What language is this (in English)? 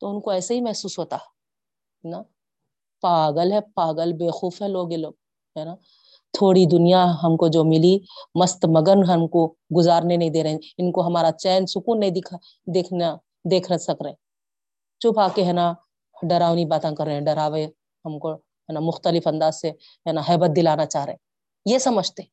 Urdu